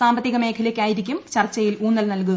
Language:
Malayalam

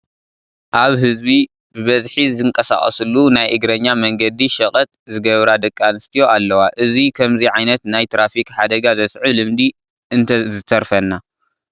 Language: Tigrinya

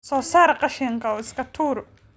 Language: Somali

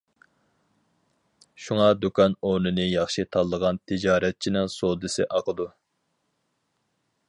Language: Uyghur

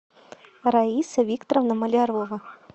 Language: Russian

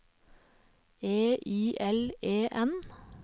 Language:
Norwegian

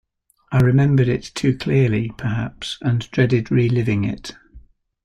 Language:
English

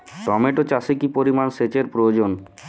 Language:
Bangla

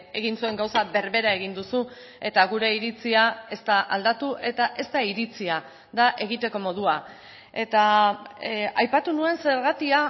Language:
Basque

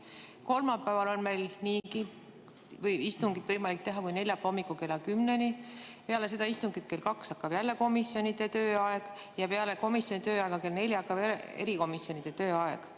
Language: Estonian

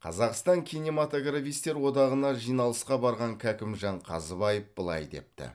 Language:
Kazakh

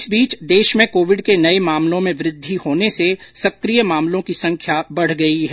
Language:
Hindi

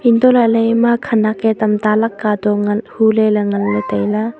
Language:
Wancho Naga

